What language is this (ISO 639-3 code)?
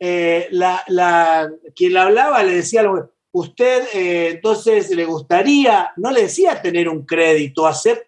spa